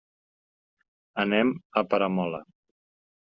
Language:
Catalan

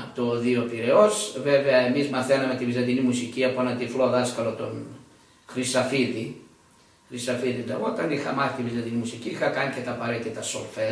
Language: Greek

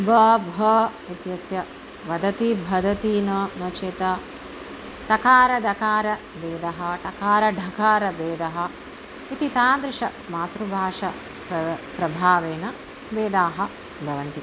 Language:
Sanskrit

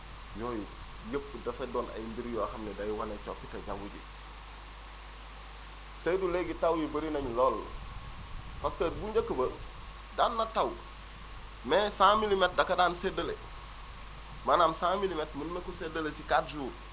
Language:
Wolof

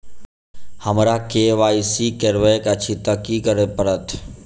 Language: Maithili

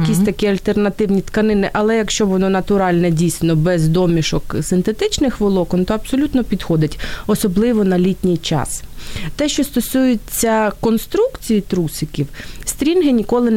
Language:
Ukrainian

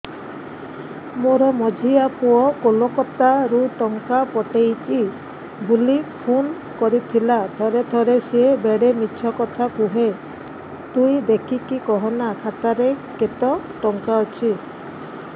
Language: Odia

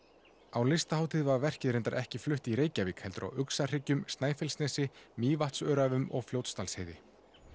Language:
Icelandic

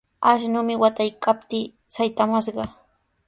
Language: Sihuas Ancash Quechua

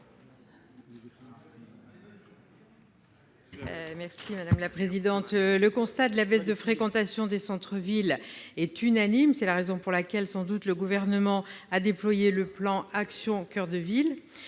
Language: French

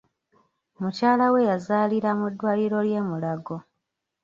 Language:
Ganda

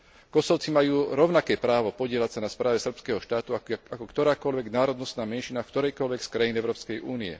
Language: Slovak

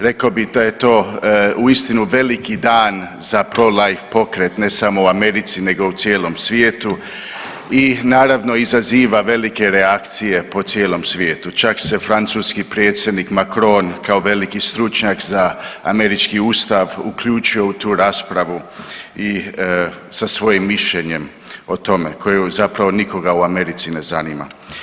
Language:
Croatian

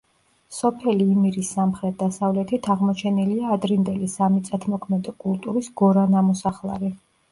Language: Georgian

